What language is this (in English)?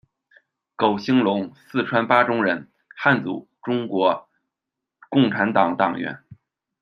Chinese